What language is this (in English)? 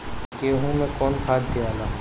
Bhojpuri